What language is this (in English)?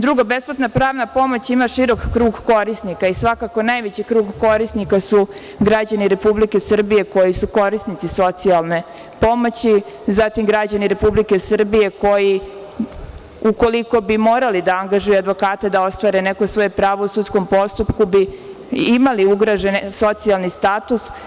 Serbian